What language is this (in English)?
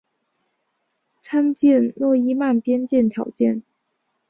Chinese